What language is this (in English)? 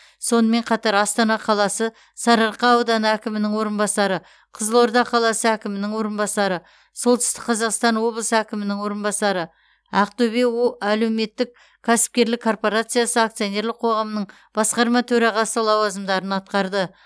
Kazakh